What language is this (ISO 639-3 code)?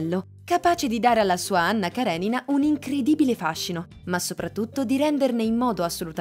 ita